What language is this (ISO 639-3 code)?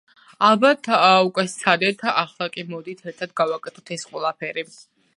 kat